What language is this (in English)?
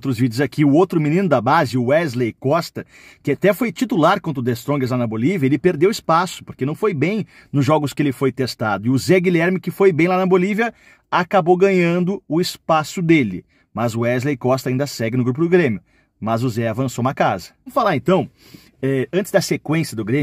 Portuguese